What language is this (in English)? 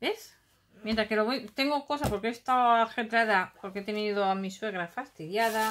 Spanish